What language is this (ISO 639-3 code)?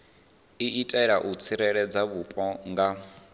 ven